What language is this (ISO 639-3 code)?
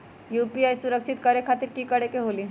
mag